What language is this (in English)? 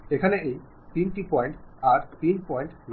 Bangla